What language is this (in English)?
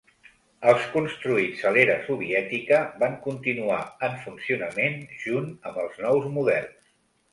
Catalan